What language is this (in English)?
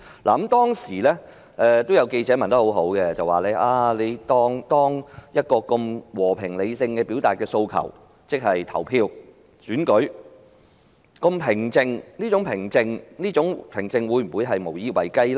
Cantonese